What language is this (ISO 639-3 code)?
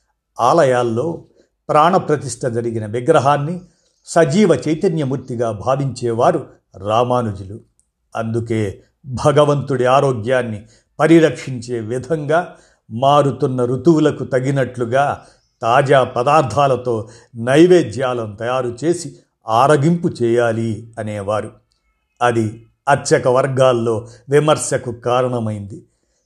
tel